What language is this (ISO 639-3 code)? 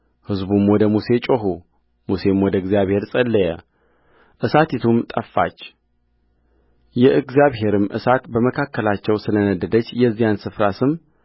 amh